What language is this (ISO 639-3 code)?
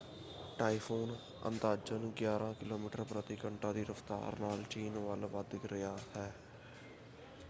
pan